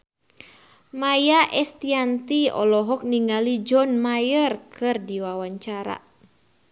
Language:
Sundanese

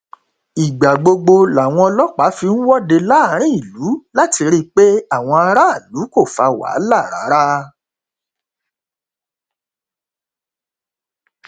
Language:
Yoruba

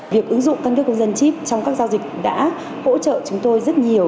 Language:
Vietnamese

